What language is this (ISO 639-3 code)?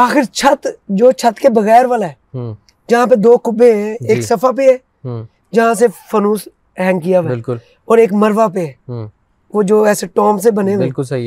urd